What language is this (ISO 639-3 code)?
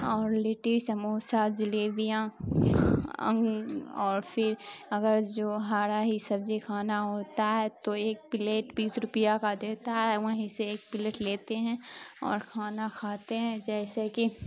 urd